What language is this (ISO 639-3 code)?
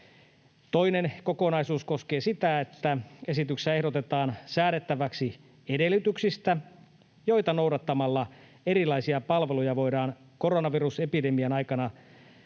fin